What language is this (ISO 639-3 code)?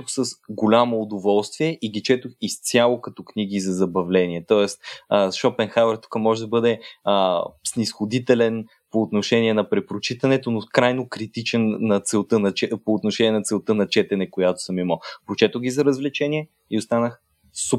bul